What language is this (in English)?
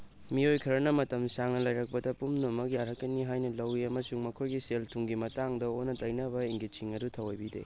Manipuri